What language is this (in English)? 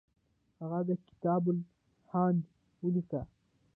Pashto